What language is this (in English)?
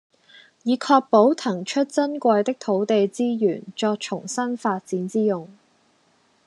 Cantonese